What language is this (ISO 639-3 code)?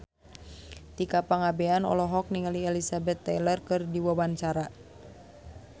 sun